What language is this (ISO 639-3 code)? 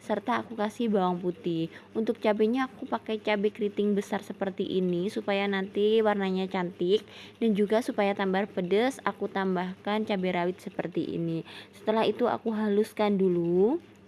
ind